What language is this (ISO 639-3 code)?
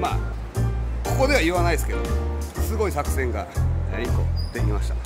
jpn